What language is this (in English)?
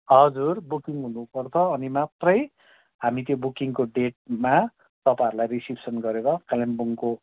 Nepali